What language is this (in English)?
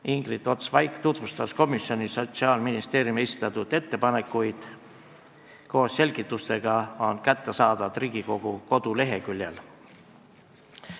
Estonian